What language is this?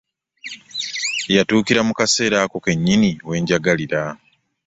Ganda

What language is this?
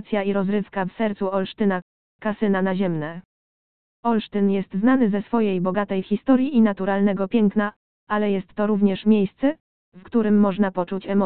Polish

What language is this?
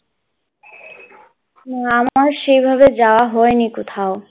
Bangla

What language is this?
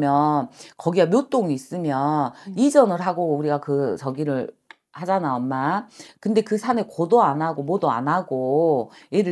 Korean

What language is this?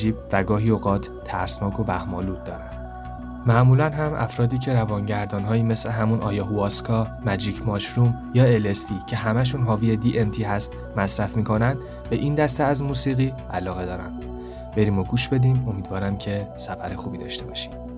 Persian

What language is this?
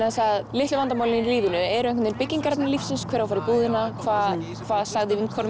Icelandic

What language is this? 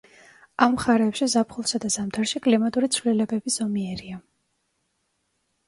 Georgian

